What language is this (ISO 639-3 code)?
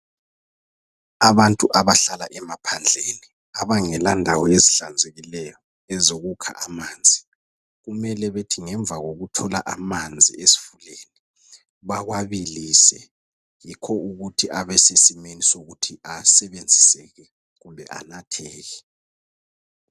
nde